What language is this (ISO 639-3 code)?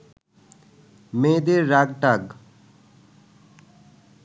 ben